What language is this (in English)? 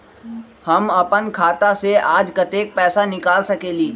Magahi